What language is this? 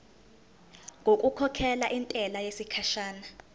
Zulu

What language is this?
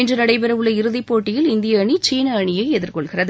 Tamil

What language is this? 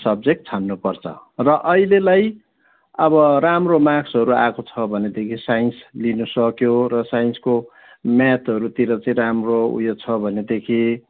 Nepali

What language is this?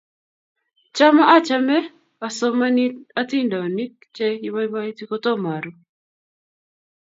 Kalenjin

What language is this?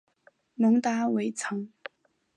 Chinese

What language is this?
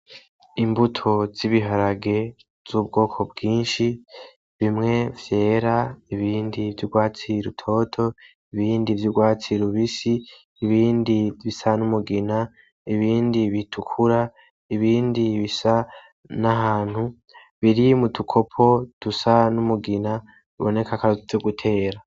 Rundi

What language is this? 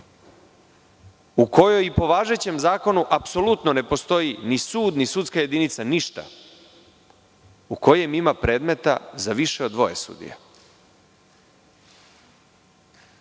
Serbian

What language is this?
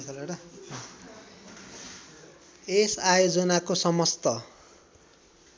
Nepali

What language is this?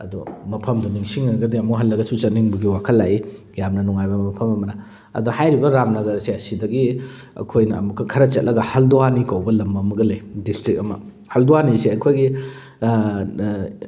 Manipuri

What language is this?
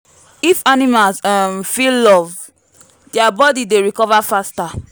Nigerian Pidgin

